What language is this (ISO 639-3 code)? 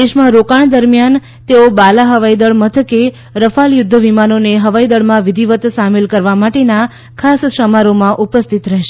guj